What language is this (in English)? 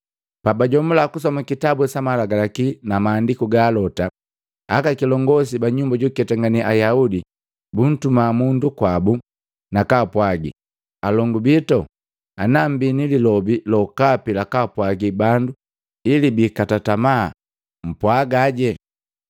Matengo